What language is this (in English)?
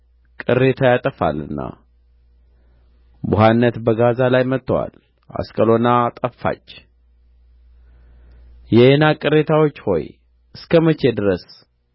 Amharic